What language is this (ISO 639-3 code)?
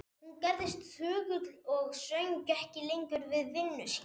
isl